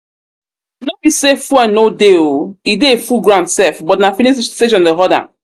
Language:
Nigerian Pidgin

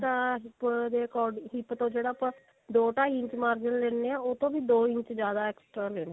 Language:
Punjabi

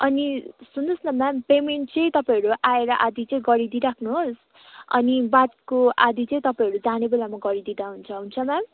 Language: Nepali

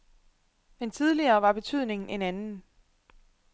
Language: Danish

